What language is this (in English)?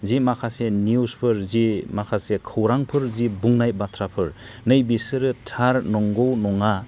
Bodo